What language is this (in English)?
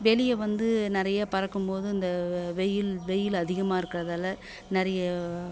Tamil